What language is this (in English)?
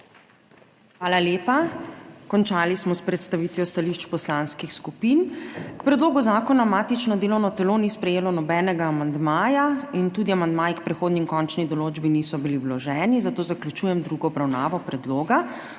Slovenian